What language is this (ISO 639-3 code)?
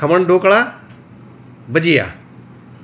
guj